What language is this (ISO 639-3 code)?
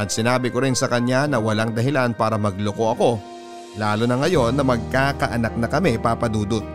fil